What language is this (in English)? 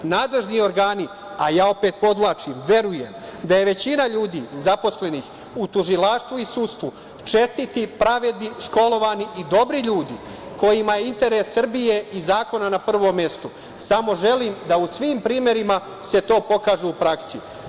Serbian